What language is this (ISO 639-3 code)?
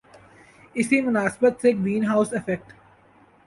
urd